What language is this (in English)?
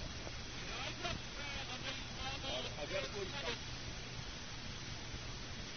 Urdu